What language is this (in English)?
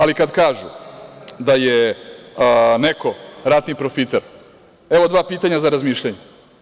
Serbian